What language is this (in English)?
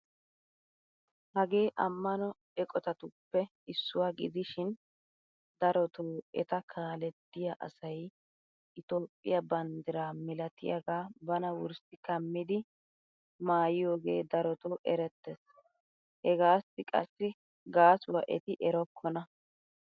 Wolaytta